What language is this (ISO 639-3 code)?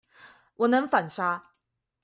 zho